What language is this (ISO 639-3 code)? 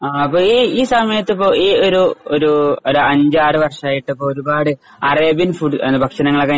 mal